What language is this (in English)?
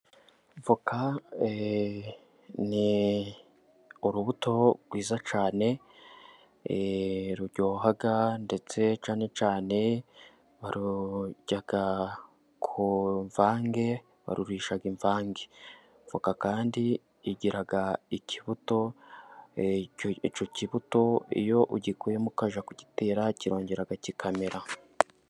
Kinyarwanda